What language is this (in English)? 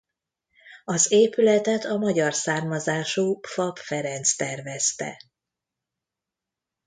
Hungarian